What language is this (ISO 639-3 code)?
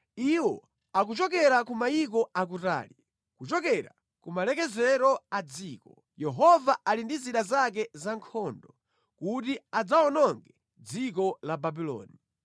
nya